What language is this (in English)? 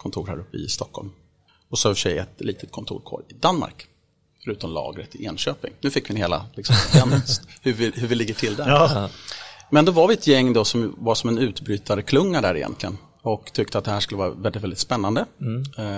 Swedish